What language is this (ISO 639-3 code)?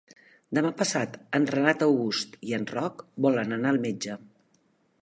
cat